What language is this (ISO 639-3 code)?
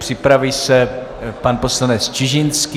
ces